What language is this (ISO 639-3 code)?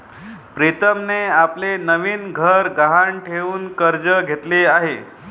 mar